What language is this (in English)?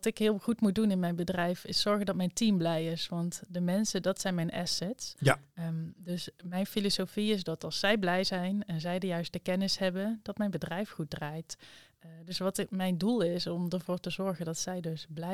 Dutch